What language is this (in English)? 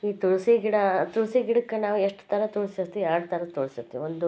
Kannada